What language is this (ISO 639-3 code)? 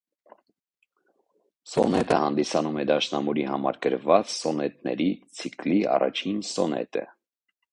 hye